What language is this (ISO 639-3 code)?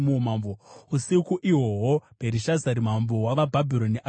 sna